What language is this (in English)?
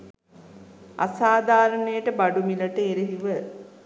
Sinhala